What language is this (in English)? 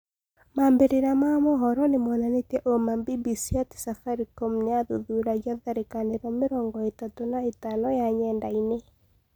Kikuyu